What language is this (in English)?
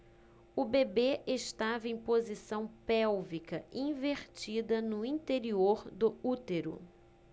Portuguese